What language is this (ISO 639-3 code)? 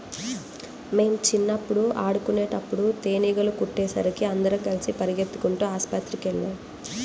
tel